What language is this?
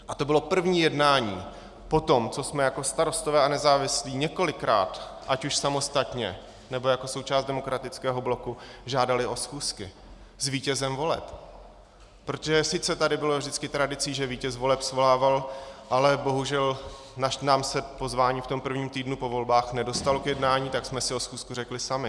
Czech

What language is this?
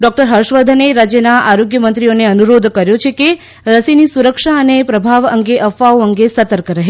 Gujarati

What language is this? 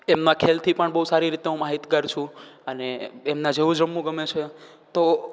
Gujarati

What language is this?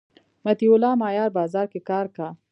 Pashto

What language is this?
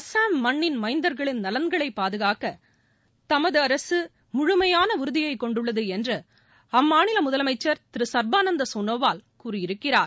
Tamil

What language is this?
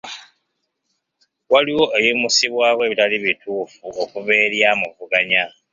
Ganda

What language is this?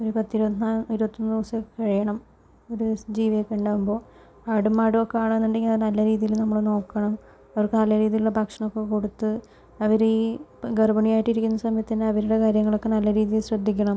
Malayalam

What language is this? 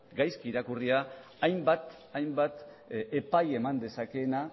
Basque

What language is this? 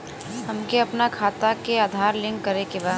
Bhojpuri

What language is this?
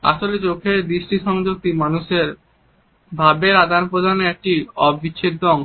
Bangla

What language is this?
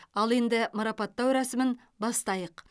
Kazakh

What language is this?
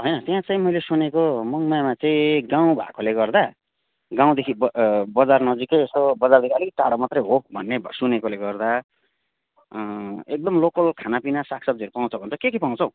Nepali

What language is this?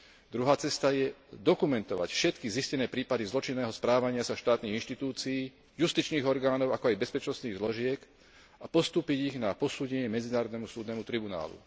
Slovak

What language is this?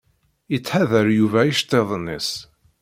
Kabyle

